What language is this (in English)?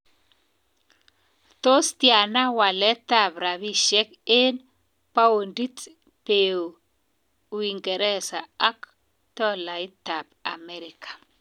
Kalenjin